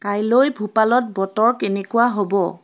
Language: Assamese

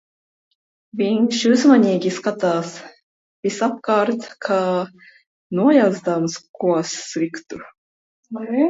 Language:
Latvian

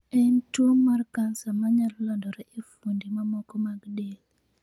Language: Luo (Kenya and Tanzania)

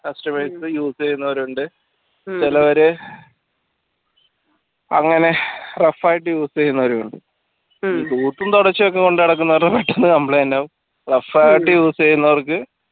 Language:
Malayalam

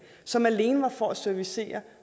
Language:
Danish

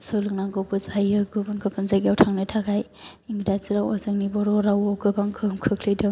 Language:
Bodo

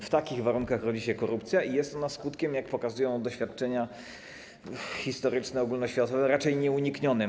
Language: Polish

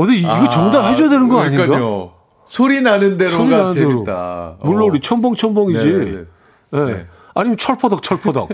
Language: Korean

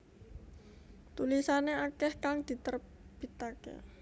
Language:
Javanese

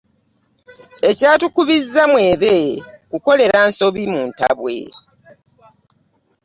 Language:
Ganda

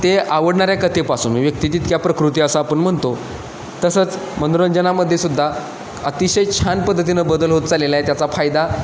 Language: Marathi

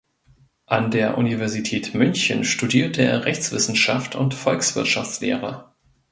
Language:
German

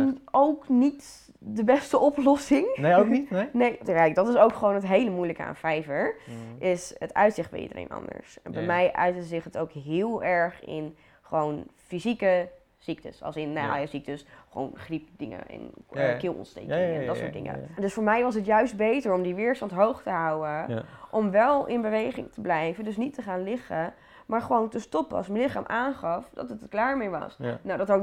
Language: Dutch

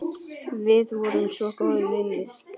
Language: Icelandic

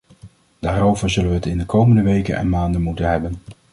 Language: Dutch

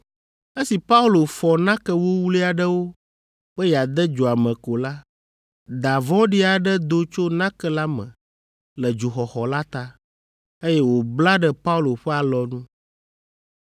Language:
Ewe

